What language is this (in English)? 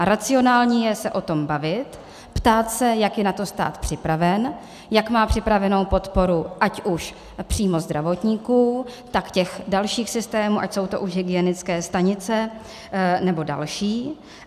Czech